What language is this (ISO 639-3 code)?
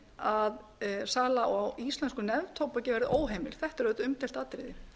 isl